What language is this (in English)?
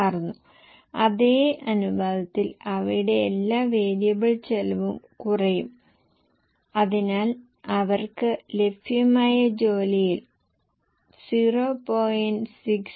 Malayalam